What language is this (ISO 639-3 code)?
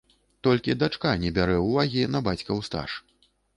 bel